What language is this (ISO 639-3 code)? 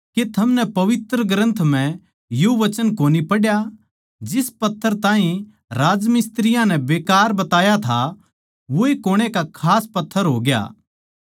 bgc